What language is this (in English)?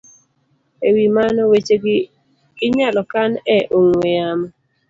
Luo (Kenya and Tanzania)